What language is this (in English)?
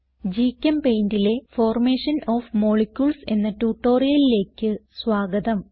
Malayalam